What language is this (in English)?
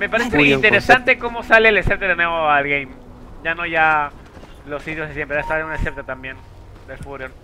Spanish